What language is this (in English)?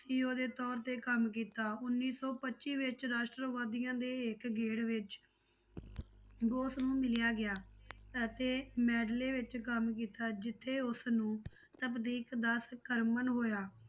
Punjabi